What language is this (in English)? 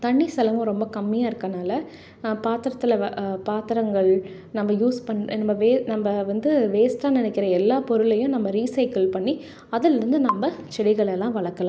Tamil